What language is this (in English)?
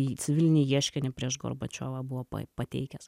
Lithuanian